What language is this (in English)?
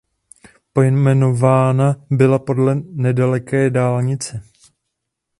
Czech